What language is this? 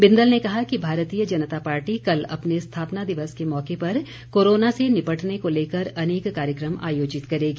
Hindi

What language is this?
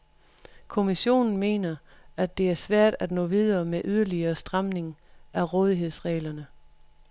Danish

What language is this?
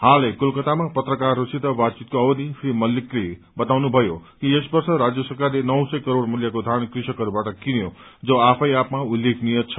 Nepali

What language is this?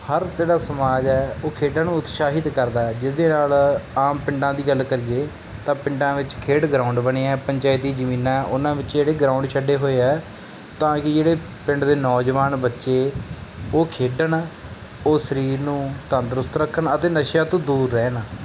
Punjabi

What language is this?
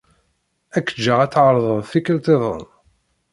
Kabyle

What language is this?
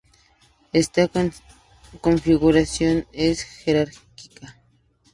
Spanish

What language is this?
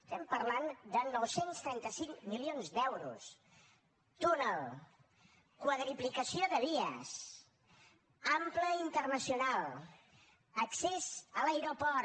Catalan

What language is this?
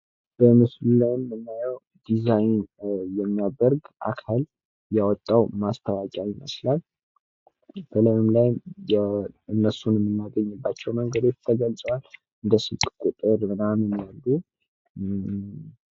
Amharic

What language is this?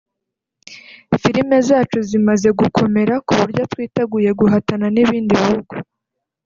Kinyarwanda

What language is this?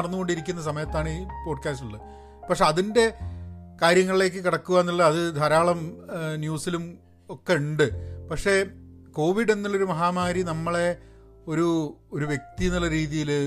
Malayalam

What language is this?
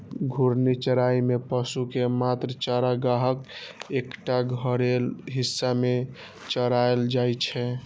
Maithili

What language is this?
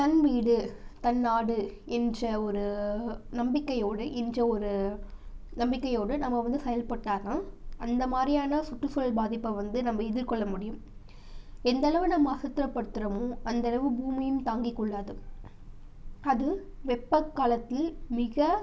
Tamil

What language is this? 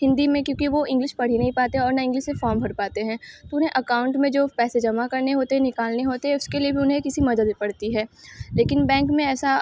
Hindi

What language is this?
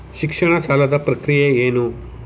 Kannada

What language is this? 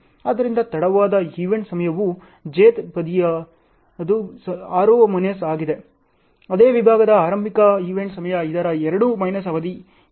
Kannada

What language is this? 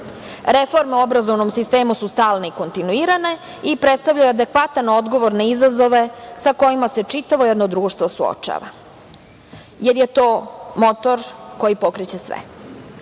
Serbian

